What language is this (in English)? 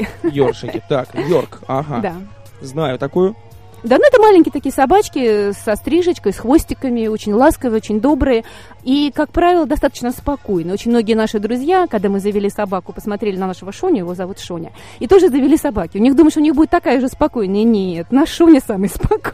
Russian